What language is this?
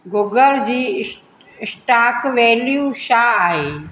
Sindhi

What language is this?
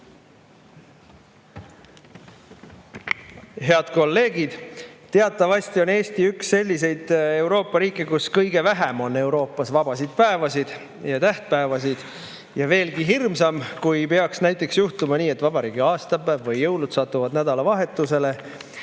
Estonian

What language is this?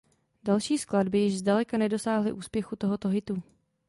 Czech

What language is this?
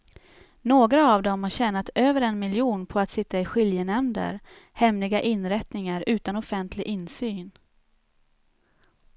Swedish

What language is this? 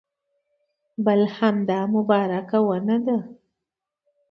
Pashto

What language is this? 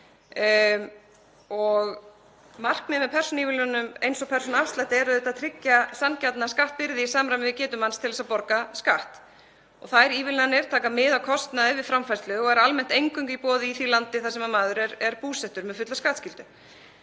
Icelandic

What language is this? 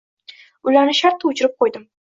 Uzbek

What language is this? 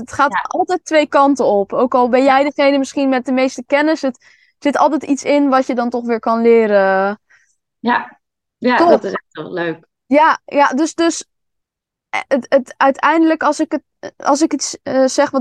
Dutch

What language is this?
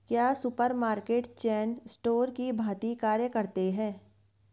Hindi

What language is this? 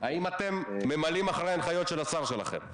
Hebrew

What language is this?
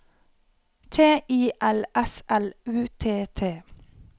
Norwegian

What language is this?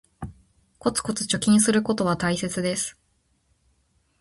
Japanese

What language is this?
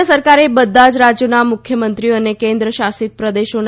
Gujarati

